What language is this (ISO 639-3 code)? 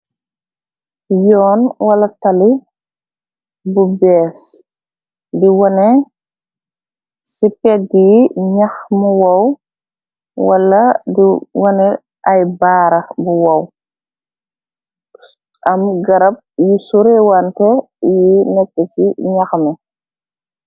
wol